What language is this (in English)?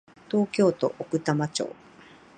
Japanese